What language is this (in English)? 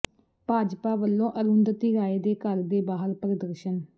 Punjabi